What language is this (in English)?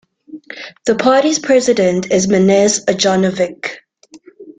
English